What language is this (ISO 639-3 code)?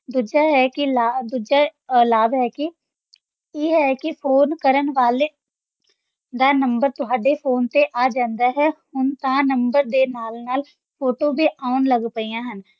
pan